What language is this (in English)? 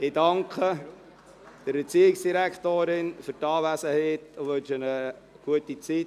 Swiss German